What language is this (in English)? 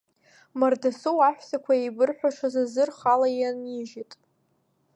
Abkhazian